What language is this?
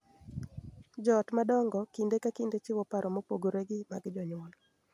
Luo (Kenya and Tanzania)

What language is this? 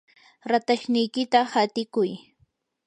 Yanahuanca Pasco Quechua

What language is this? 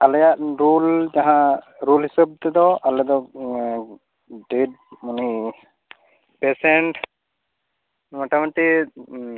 Santali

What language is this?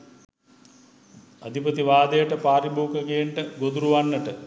Sinhala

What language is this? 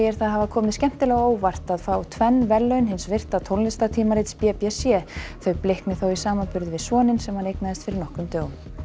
Icelandic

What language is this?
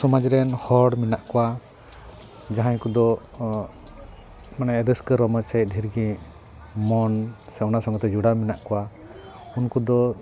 Santali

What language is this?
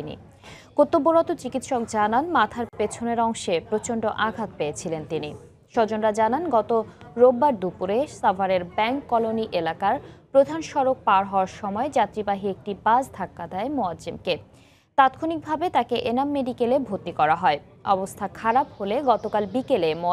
Bangla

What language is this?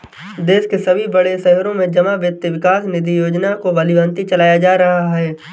Hindi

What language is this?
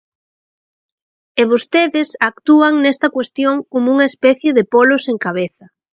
Galician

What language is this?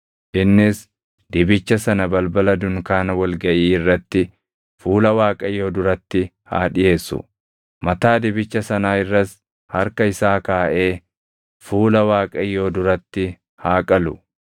Oromo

